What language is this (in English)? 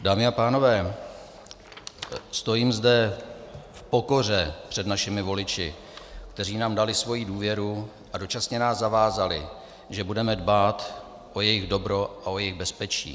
Czech